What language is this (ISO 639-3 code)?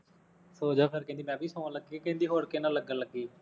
pan